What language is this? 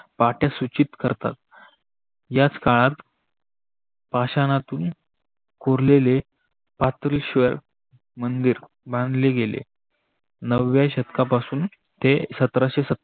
Marathi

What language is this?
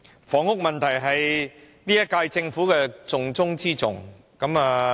Cantonese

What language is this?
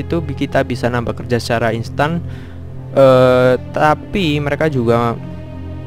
Indonesian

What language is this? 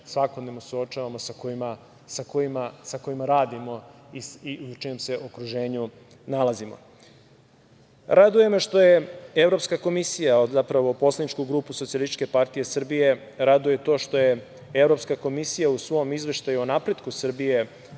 Serbian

